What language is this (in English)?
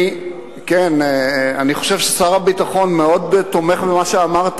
Hebrew